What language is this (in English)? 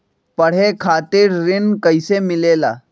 Magahi